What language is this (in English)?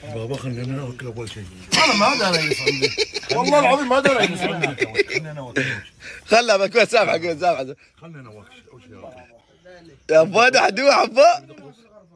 Arabic